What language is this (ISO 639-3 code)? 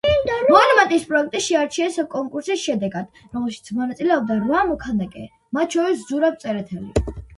kat